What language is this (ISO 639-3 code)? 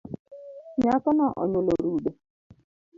luo